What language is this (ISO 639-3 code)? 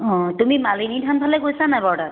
asm